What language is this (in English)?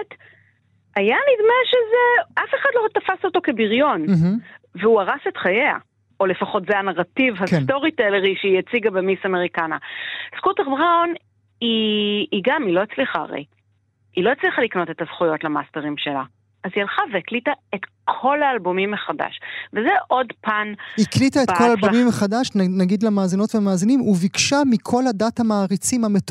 Hebrew